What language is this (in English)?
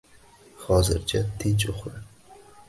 Uzbek